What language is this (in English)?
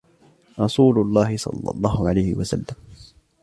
Arabic